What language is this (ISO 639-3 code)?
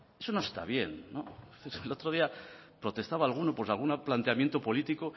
spa